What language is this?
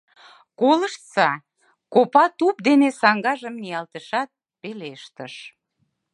Mari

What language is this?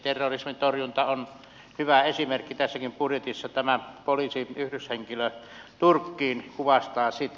Finnish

